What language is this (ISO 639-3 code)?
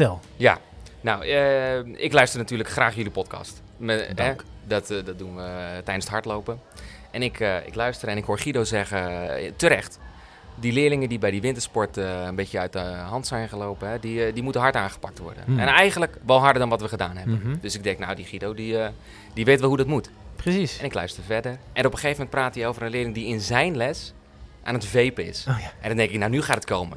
nld